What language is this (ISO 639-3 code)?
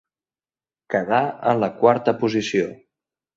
cat